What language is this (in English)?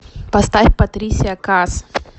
Russian